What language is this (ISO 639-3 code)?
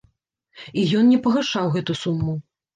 bel